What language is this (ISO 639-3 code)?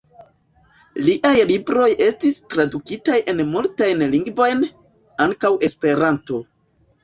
epo